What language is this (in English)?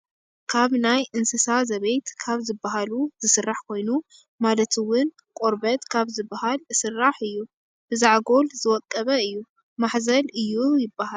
Tigrinya